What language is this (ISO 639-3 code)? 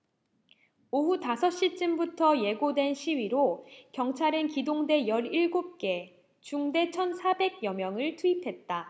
kor